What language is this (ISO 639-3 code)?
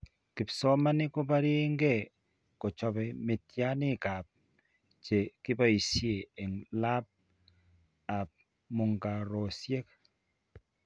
kln